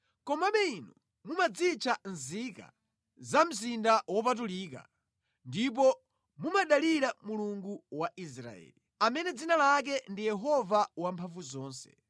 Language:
Nyanja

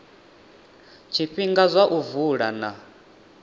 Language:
Venda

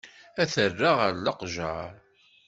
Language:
Kabyle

